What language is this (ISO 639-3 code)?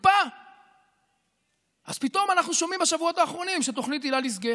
heb